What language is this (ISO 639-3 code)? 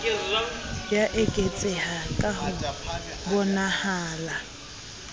sot